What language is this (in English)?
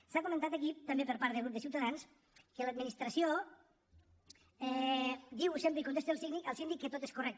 Catalan